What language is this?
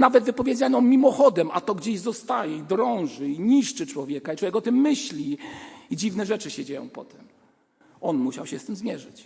Polish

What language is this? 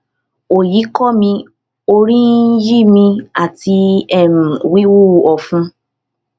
Yoruba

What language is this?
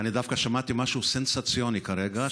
Hebrew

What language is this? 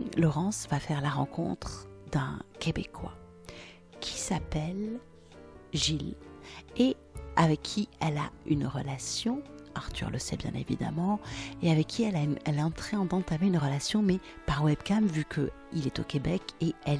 French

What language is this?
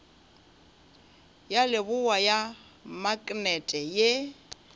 Northern Sotho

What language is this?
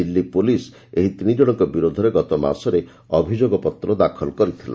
Odia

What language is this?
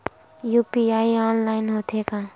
Chhattisgarhi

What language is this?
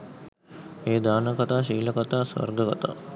Sinhala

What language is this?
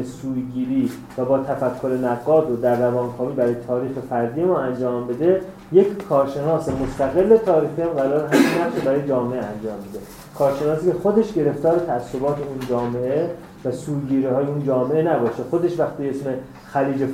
Persian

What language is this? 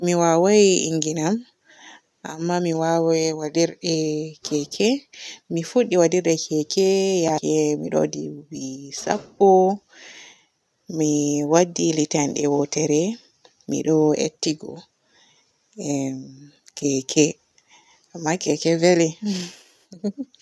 Borgu Fulfulde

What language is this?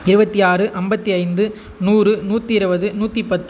Tamil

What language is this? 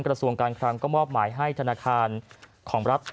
Thai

